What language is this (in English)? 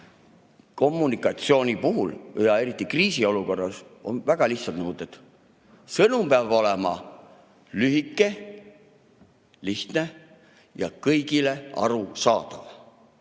Estonian